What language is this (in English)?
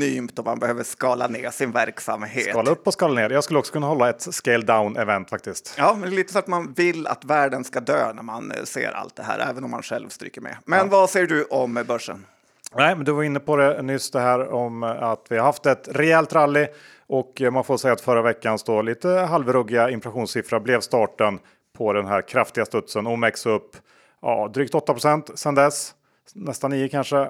Swedish